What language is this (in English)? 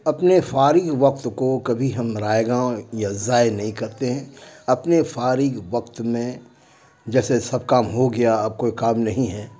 Urdu